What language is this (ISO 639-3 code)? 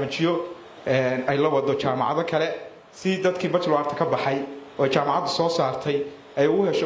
ara